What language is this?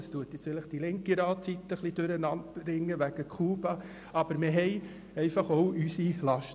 Swiss German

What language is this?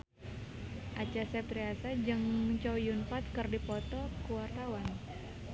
Sundanese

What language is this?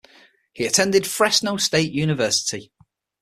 English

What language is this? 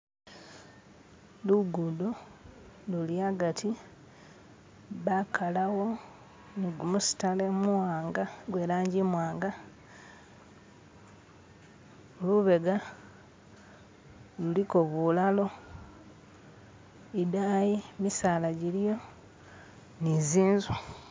Masaaba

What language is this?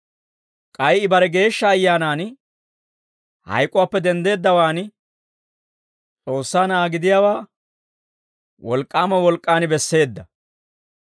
Dawro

